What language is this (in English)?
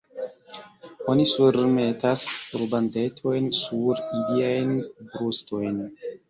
Esperanto